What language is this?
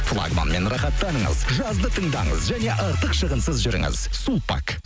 Kazakh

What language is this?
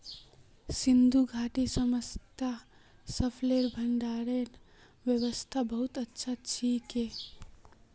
Magahi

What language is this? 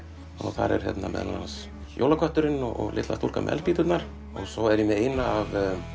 Icelandic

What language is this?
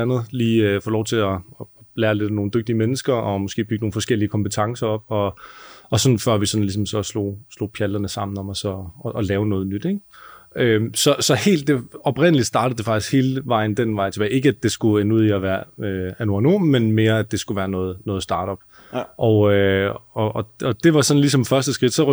Danish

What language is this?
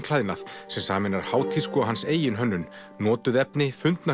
Icelandic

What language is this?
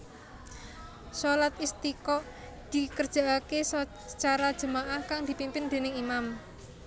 Javanese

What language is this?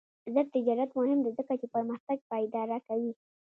Pashto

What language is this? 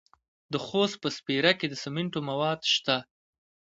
Pashto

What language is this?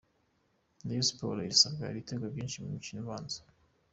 Kinyarwanda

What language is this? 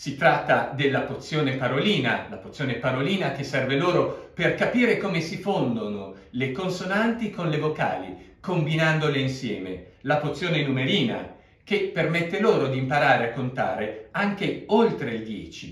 Italian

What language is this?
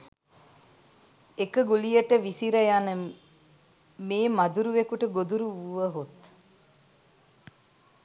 Sinhala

